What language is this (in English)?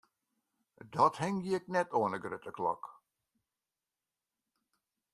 Western Frisian